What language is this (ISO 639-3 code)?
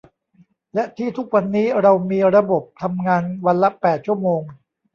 tha